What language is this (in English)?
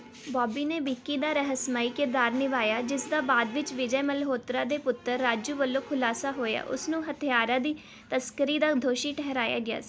Punjabi